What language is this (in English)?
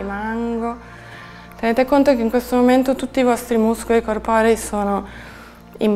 Italian